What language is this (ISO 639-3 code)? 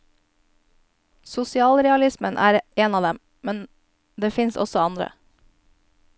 nor